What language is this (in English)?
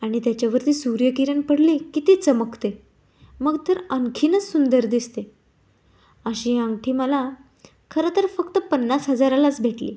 Marathi